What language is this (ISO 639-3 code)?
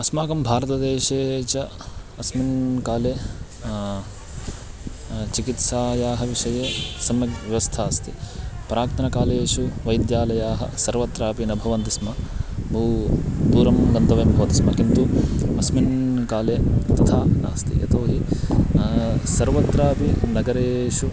san